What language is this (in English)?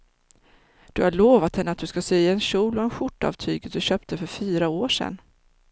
Swedish